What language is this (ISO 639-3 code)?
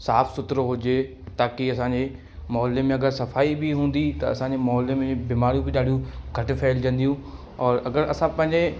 snd